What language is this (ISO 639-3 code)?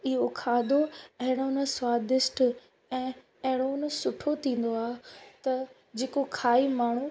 snd